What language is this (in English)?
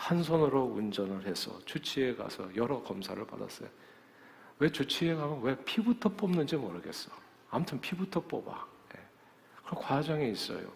Korean